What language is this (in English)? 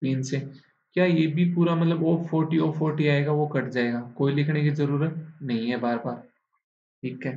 Hindi